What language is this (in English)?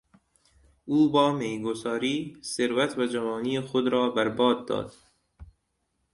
Persian